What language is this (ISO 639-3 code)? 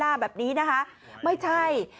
tha